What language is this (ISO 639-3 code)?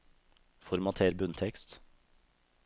nor